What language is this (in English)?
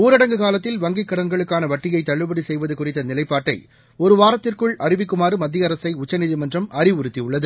Tamil